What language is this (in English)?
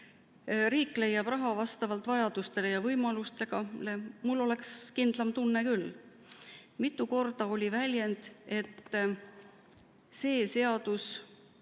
Estonian